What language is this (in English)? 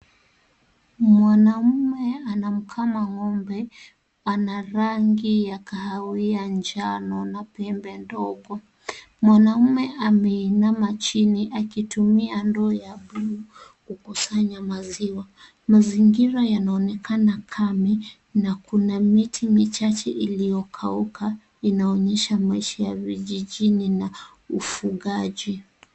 Swahili